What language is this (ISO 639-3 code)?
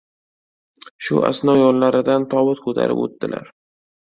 uzb